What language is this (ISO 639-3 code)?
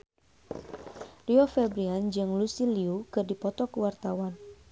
sun